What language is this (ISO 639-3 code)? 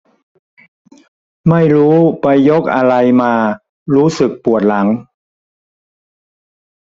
tha